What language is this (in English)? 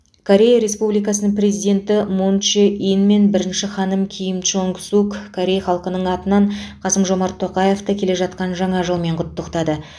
Kazakh